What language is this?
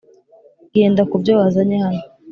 Kinyarwanda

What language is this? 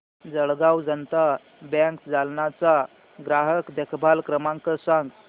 Marathi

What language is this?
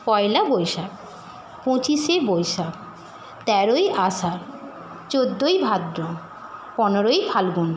Bangla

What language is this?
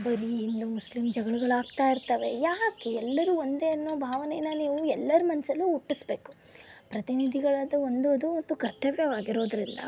Kannada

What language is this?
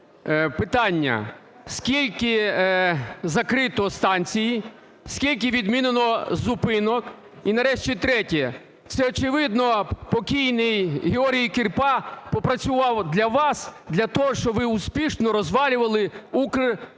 Ukrainian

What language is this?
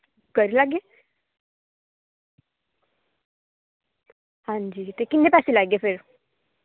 Dogri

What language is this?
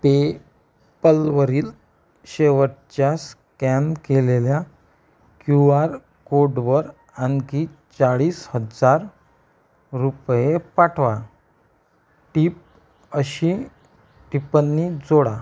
Marathi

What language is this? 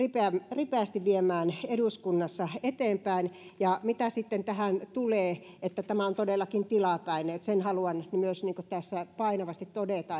Finnish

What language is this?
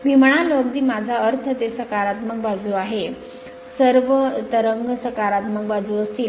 Marathi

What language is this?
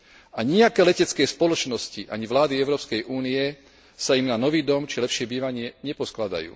Slovak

